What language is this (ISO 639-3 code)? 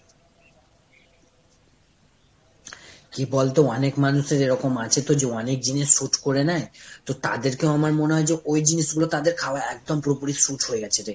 ben